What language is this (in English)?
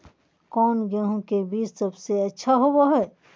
Magahi